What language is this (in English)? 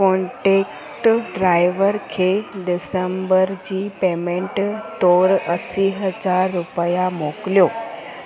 Sindhi